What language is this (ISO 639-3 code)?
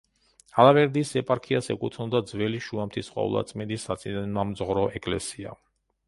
kat